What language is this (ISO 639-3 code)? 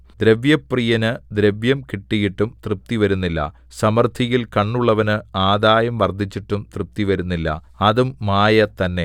mal